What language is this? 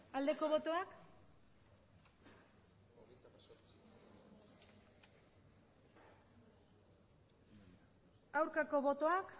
Basque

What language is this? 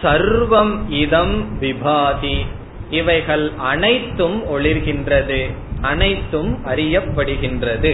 Tamil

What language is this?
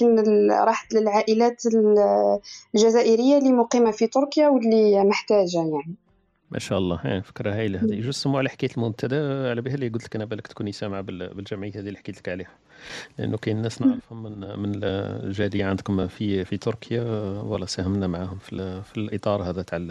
Arabic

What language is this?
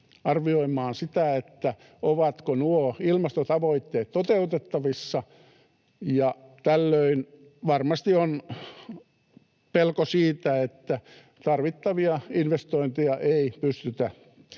Finnish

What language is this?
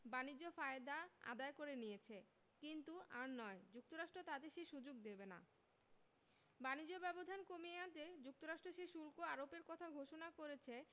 Bangla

